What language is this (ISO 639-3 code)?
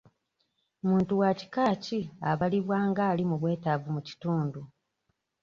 lug